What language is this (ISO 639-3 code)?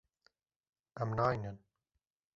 kur